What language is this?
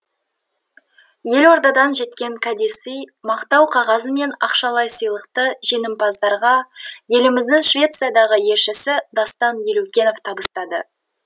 Kazakh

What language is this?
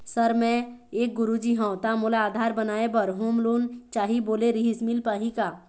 Chhattisgarhi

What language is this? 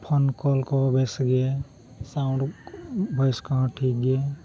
Santali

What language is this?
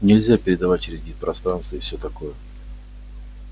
Russian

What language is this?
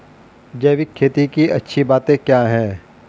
Hindi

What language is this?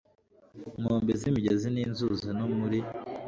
Kinyarwanda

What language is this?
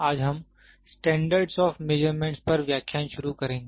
Hindi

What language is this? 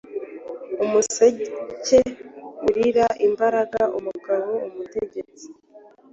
Kinyarwanda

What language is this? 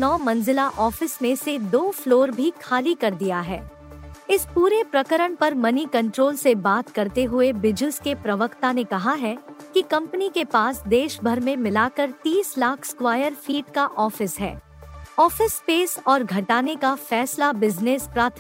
Hindi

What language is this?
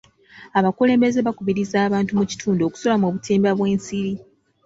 Ganda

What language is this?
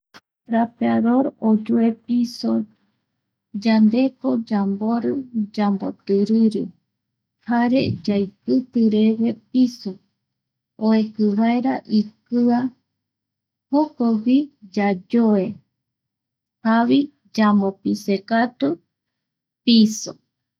Eastern Bolivian Guaraní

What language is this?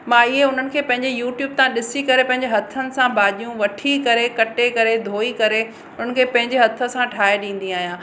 Sindhi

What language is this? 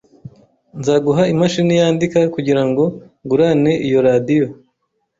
Kinyarwanda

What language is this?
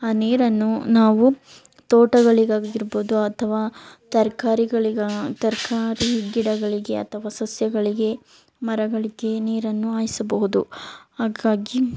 Kannada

